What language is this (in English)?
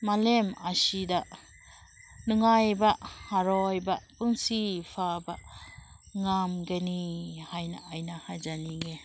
Manipuri